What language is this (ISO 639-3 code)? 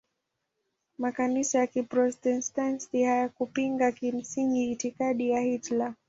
swa